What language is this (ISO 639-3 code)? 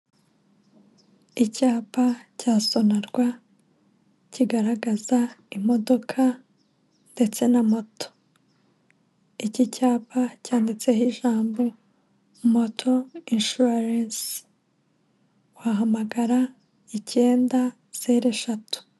kin